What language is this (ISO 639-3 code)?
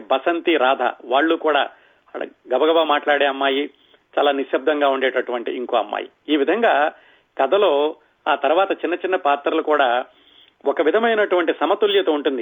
tel